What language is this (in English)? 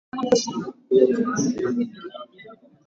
Swahili